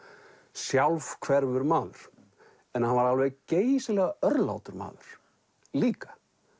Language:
Icelandic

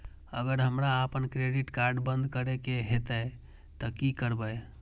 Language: Maithili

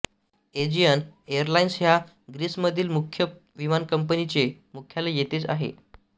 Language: Marathi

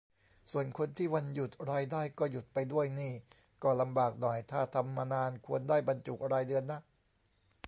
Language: Thai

